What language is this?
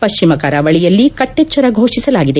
Kannada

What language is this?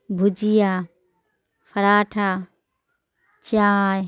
Urdu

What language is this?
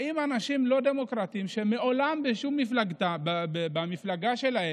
Hebrew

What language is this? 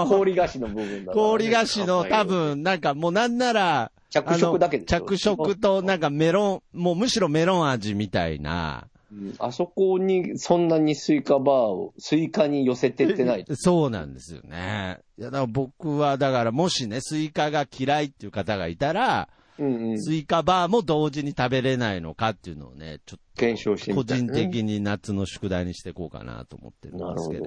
Japanese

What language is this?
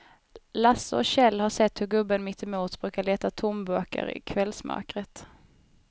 Swedish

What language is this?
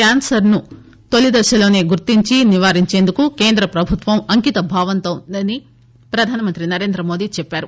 Telugu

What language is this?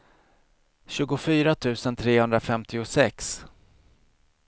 Swedish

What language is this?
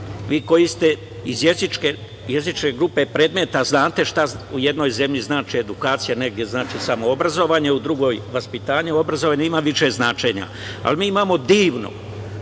Serbian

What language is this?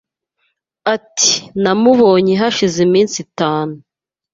Kinyarwanda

